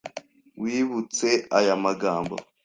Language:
Kinyarwanda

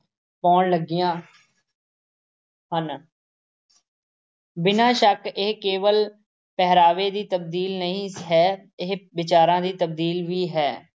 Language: Punjabi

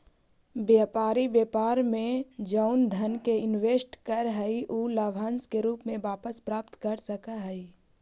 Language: Magahi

